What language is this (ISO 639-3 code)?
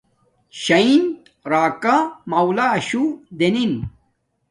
dmk